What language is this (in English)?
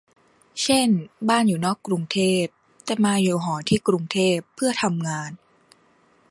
Thai